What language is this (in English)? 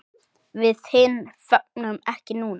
Icelandic